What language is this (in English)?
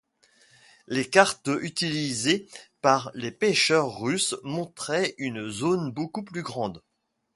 French